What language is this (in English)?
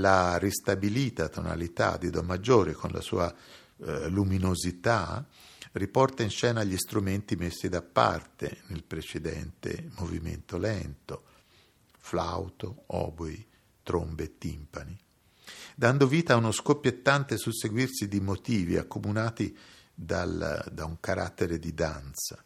Italian